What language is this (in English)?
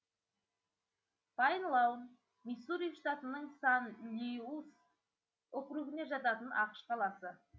Kazakh